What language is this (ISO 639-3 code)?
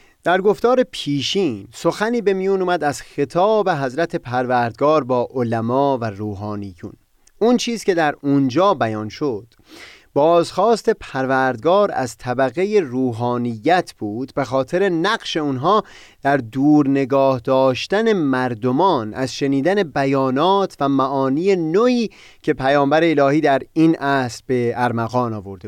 fas